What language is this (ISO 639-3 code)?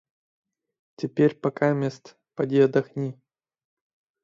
rus